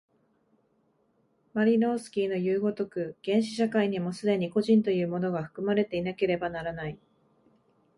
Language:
Japanese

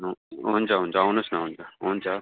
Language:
Nepali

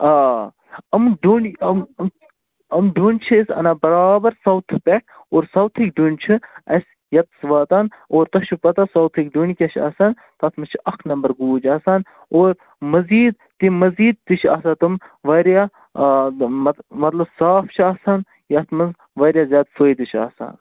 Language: Kashmiri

